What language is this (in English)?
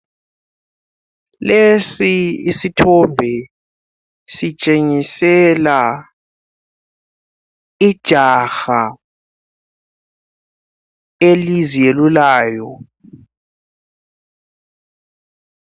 North Ndebele